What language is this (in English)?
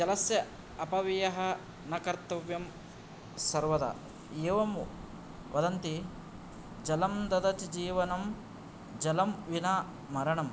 Sanskrit